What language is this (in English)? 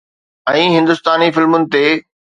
Sindhi